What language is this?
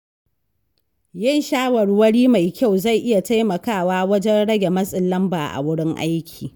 Hausa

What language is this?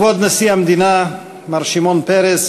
Hebrew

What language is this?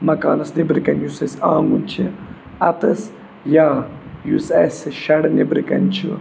Kashmiri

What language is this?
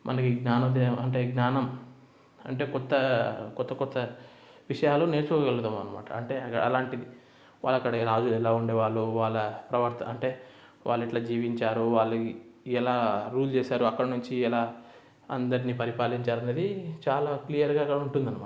Telugu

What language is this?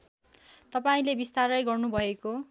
Nepali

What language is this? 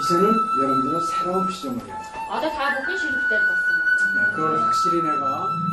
Korean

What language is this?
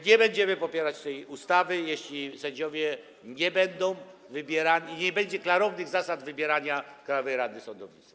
Polish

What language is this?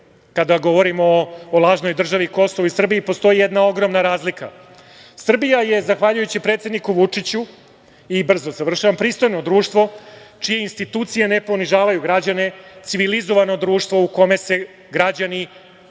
Serbian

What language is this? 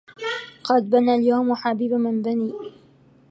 Arabic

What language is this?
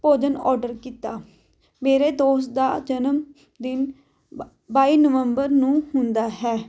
Punjabi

